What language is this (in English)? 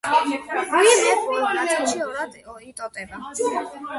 Georgian